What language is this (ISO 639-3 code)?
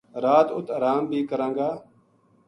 gju